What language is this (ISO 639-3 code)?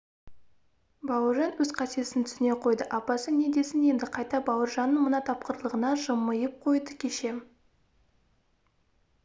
kaz